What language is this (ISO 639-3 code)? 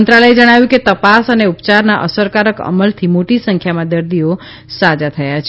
guj